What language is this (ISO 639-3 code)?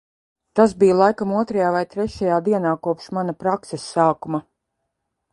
lav